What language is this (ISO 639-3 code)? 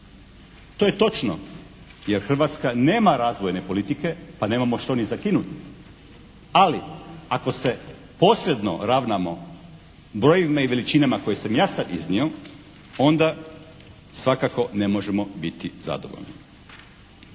hrv